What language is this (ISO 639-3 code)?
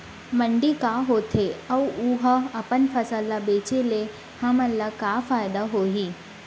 hne